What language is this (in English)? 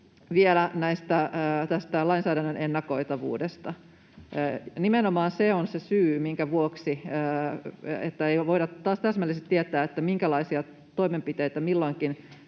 Finnish